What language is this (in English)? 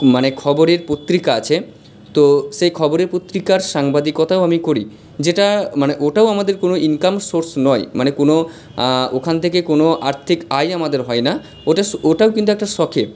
Bangla